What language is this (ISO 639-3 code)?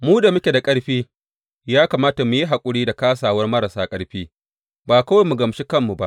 hau